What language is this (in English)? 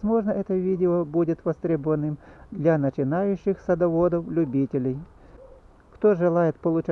Russian